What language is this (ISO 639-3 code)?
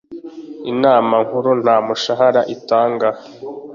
kin